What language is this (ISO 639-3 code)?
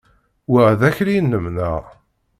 kab